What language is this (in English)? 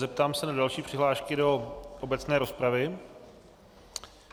Czech